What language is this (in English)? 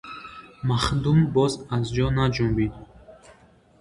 Tajik